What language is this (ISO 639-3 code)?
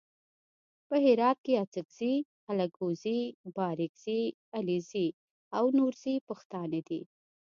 pus